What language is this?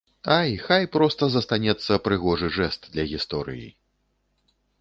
Belarusian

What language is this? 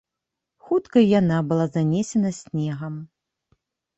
Belarusian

